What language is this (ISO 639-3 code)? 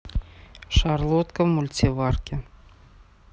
rus